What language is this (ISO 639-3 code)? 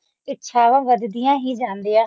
pan